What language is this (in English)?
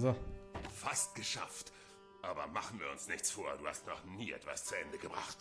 German